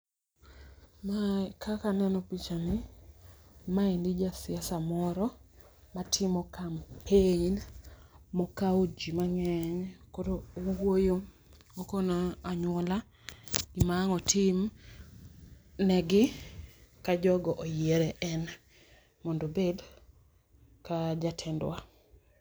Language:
Luo (Kenya and Tanzania)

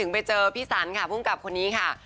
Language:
Thai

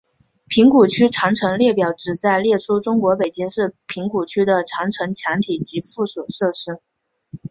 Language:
Chinese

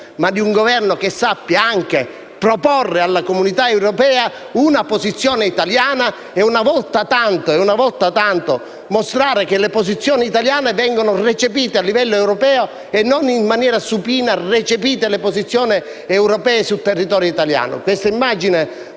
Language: Italian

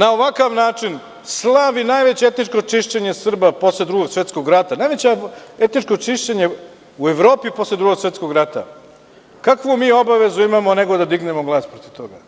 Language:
Serbian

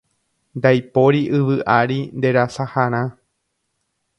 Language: Guarani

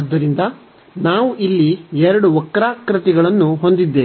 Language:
Kannada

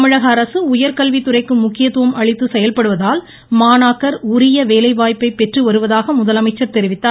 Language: Tamil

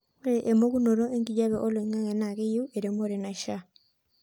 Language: Masai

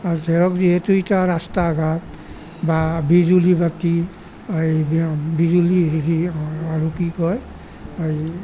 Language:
Assamese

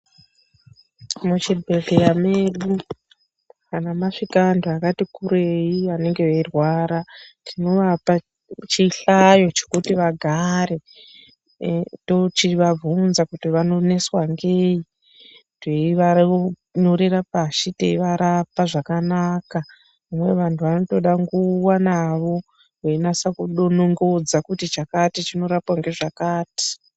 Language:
Ndau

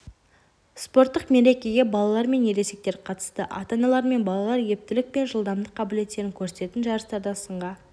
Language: Kazakh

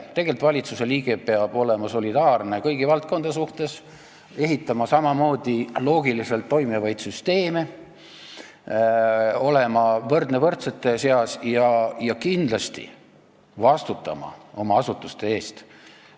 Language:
Estonian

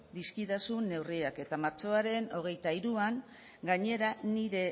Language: Basque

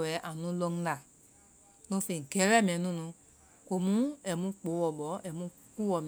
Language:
Vai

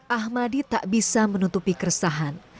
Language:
Indonesian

